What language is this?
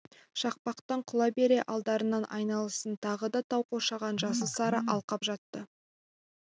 Kazakh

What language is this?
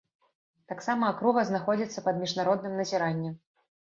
Belarusian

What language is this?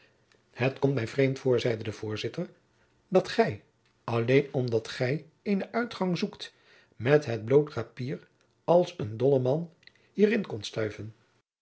Dutch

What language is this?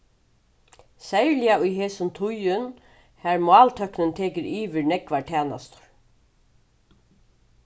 Faroese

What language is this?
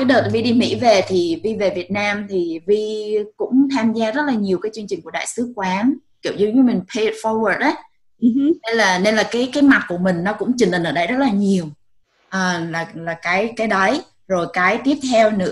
Vietnamese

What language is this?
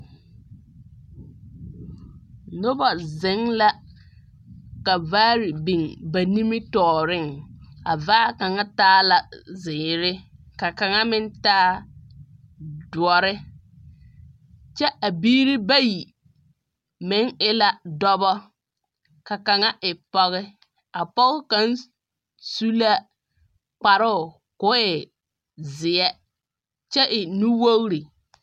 Southern Dagaare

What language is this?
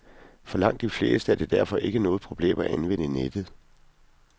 Danish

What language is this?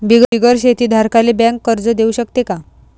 Marathi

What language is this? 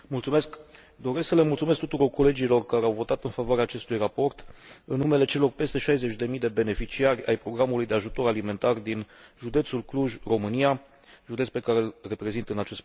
Romanian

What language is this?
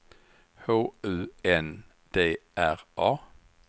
Swedish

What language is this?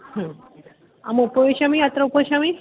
Sanskrit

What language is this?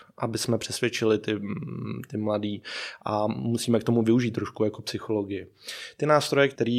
Czech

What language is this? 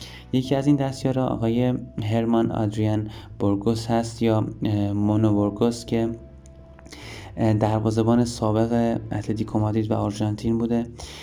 Persian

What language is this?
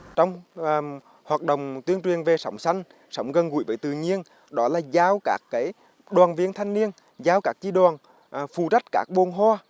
Vietnamese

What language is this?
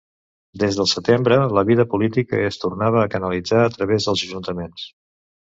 Catalan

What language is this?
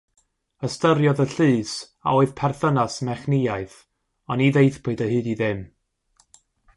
Welsh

